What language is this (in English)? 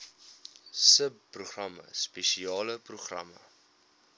Afrikaans